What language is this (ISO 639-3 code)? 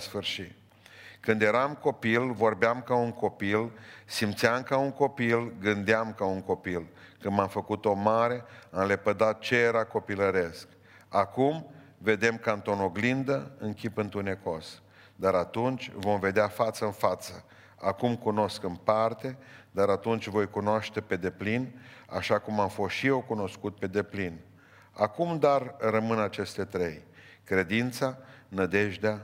ron